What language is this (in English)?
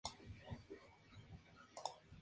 Spanish